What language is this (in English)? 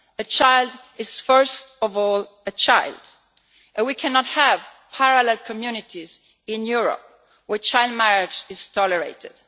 English